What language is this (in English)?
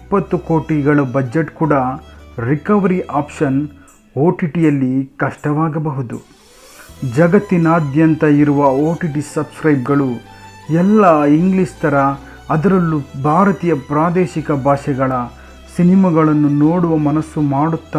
Kannada